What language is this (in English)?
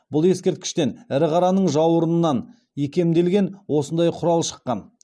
Kazakh